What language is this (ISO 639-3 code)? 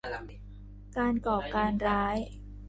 tha